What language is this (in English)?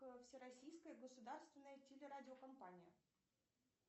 Russian